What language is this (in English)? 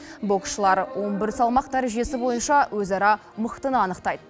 Kazakh